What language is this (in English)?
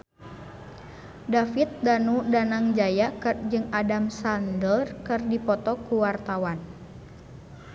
Sundanese